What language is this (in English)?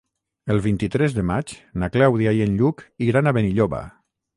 Catalan